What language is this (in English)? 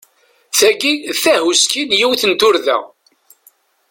Kabyle